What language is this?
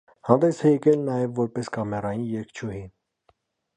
Armenian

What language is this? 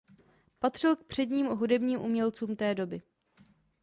Czech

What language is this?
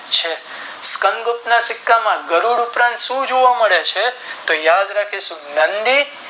Gujarati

